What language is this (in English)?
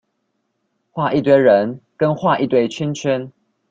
Chinese